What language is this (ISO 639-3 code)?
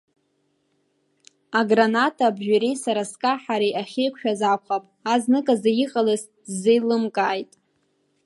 abk